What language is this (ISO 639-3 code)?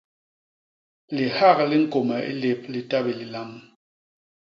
bas